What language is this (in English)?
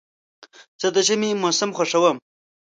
Pashto